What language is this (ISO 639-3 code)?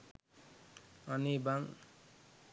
sin